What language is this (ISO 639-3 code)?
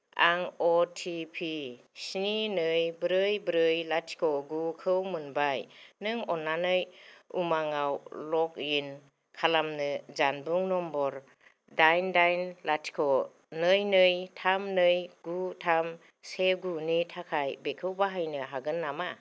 brx